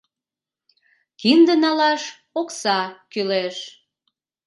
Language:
Mari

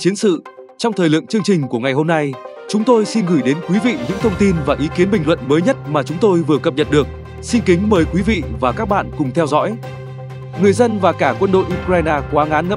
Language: Vietnamese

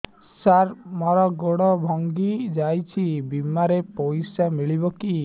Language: Odia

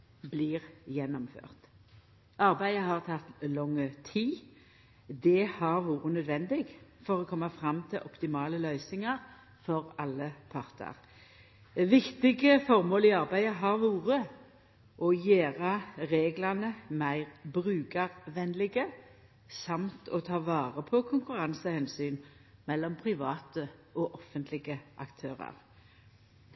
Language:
Norwegian Nynorsk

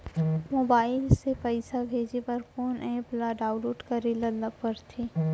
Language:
Chhattisgarhi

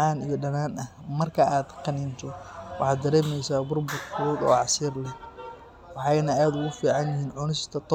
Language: Somali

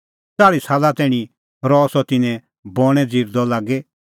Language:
Kullu Pahari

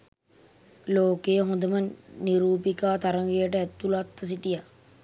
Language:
Sinhala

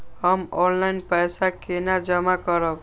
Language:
Maithili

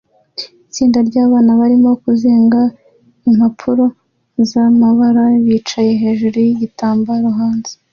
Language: Kinyarwanda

